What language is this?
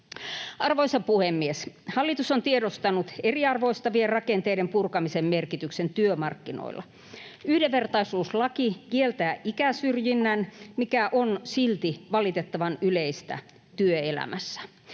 Finnish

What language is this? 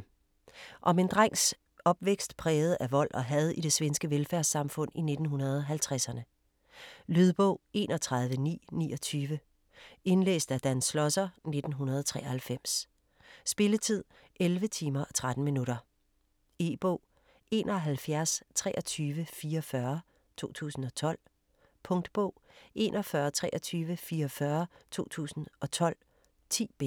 Danish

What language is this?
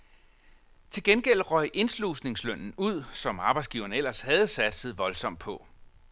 Danish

